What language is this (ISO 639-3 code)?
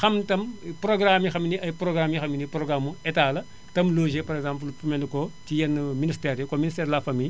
wol